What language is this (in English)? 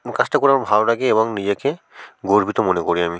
Bangla